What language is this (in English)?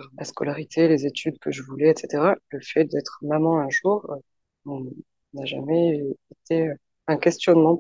French